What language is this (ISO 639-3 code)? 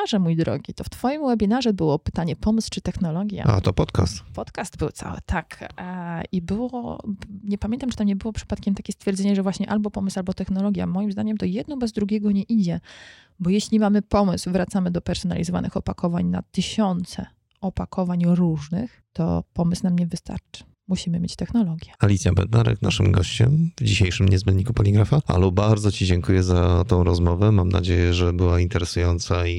pol